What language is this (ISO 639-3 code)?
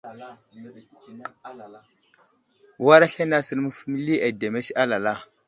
udl